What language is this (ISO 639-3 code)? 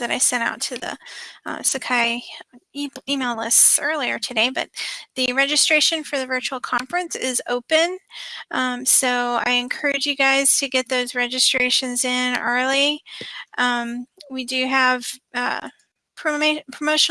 eng